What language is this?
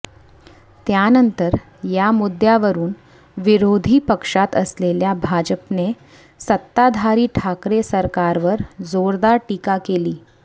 Marathi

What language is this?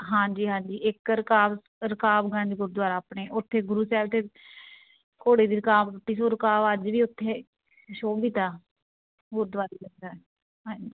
Punjabi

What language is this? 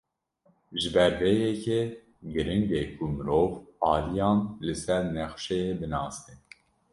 Kurdish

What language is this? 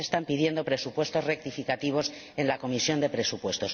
Spanish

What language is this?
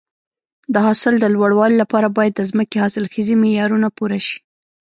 Pashto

